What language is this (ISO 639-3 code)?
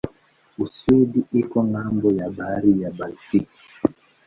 swa